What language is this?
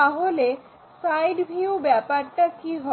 Bangla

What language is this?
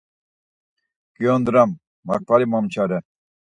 Laz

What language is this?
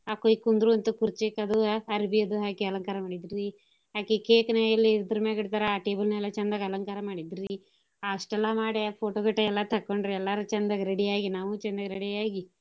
Kannada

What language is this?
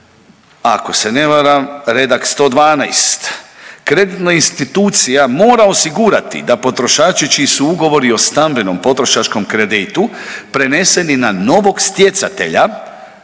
Croatian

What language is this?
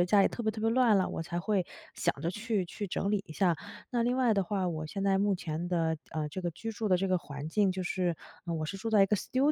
Chinese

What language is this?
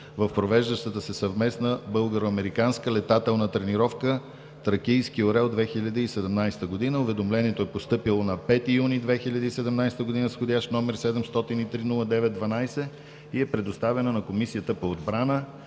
Bulgarian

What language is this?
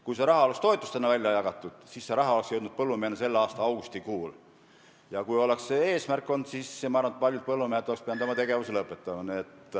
Estonian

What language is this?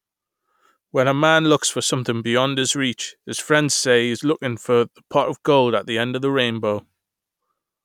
English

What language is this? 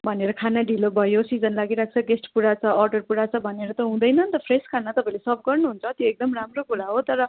Nepali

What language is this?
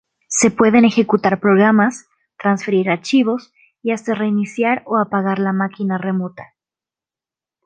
Spanish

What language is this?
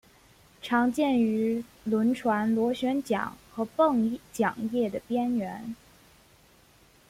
Chinese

